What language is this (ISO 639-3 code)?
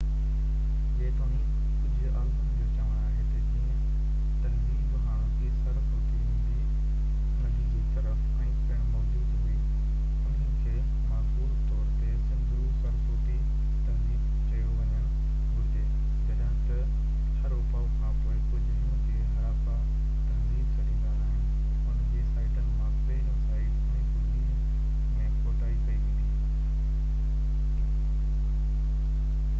snd